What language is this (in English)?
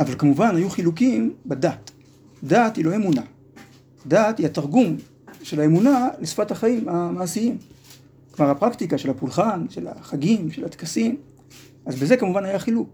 Hebrew